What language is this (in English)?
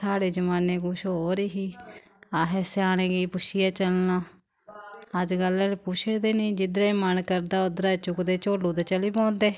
Dogri